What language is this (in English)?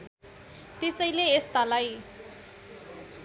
Nepali